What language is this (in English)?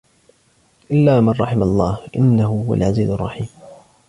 Arabic